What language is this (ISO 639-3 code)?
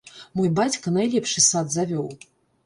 bel